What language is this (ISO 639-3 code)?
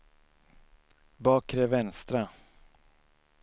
swe